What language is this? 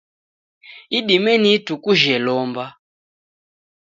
Taita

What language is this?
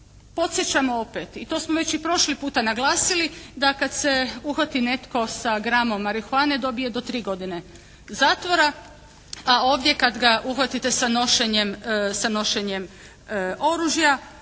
Croatian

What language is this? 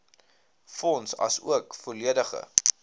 Afrikaans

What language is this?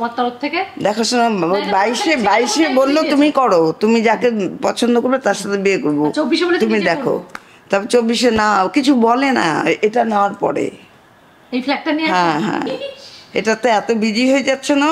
Bangla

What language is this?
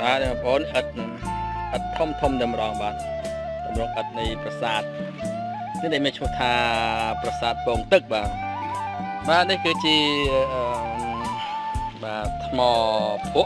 Thai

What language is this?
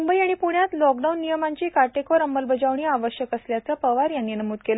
Marathi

